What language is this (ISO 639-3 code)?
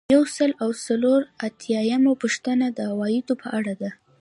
pus